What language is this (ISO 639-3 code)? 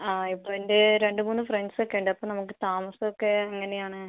mal